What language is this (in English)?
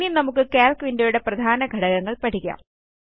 Malayalam